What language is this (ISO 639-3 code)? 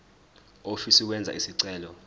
zul